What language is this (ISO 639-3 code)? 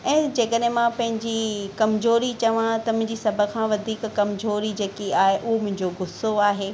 snd